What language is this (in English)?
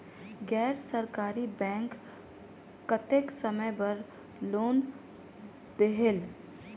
Chhattisgarhi